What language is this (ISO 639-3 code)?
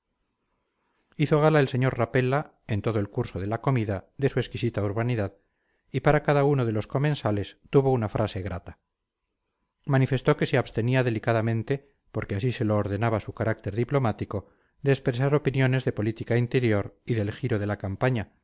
spa